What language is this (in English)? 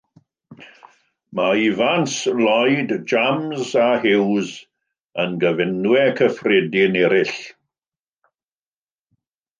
Welsh